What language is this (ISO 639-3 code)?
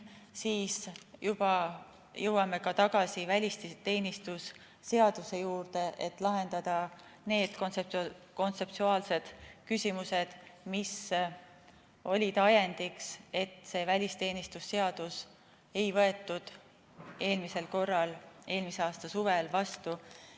est